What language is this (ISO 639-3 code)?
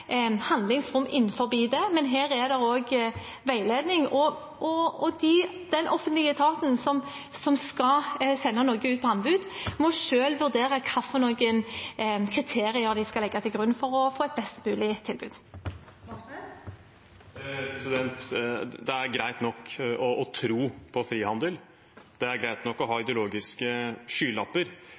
nob